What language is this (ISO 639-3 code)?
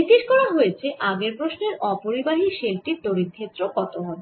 ben